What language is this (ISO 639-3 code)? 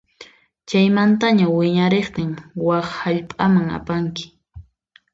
qxp